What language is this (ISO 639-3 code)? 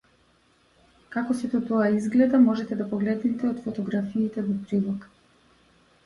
mkd